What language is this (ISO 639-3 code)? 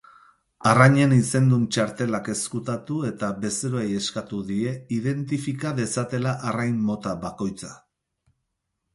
eus